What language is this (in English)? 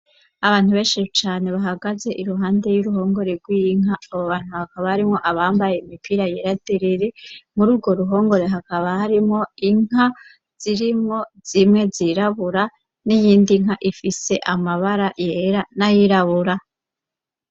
Rundi